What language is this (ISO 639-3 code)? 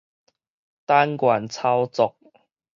nan